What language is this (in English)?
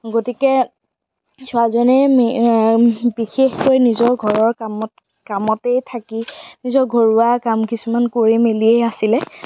Assamese